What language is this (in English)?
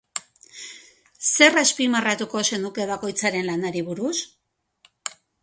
Basque